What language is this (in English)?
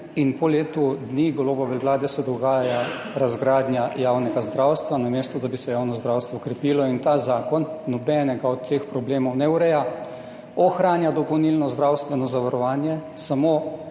Slovenian